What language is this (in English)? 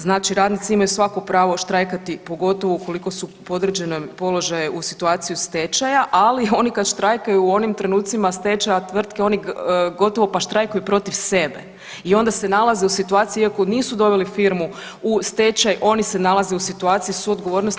Croatian